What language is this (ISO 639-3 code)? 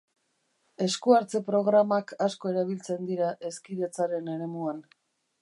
eus